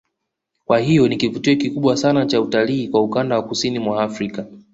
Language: Swahili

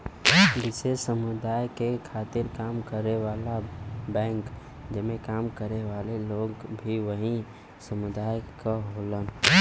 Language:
Bhojpuri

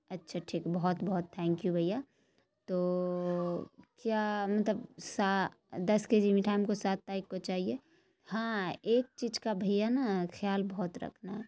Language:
Urdu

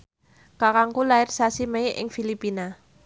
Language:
Javanese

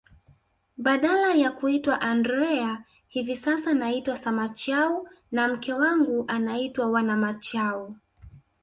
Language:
Swahili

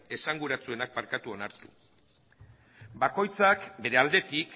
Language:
Basque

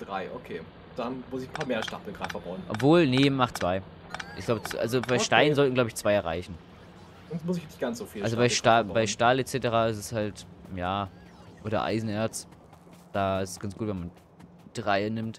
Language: German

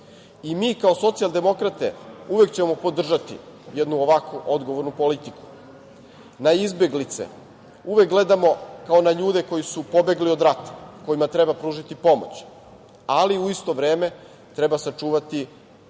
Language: Serbian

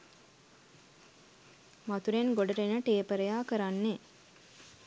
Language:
Sinhala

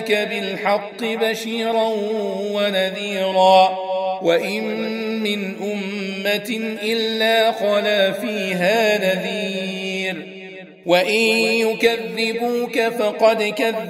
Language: Arabic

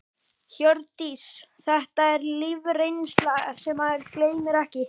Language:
Icelandic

